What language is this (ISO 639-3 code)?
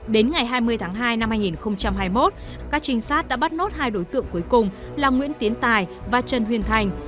vie